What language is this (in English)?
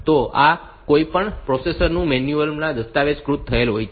Gujarati